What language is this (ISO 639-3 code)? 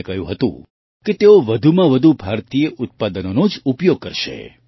guj